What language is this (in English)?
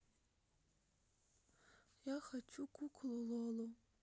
Russian